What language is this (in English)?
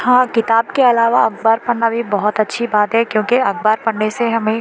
Urdu